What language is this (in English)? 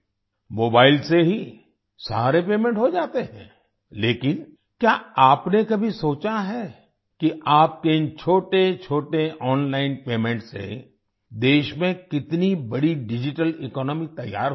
Hindi